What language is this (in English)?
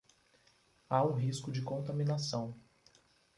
Portuguese